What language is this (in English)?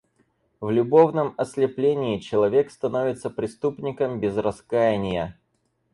Russian